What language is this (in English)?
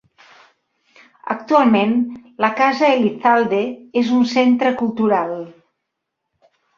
Catalan